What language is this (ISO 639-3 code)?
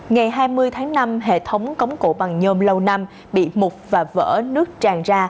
vie